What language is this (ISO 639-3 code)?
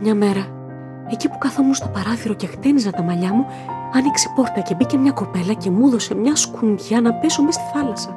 ell